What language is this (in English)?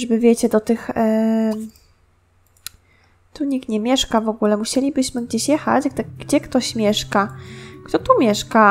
Polish